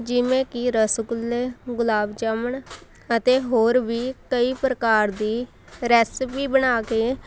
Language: Punjabi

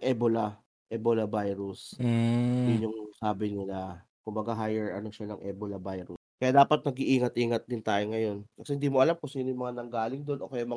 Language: Filipino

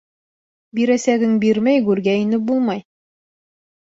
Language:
Bashkir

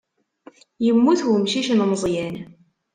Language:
Kabyle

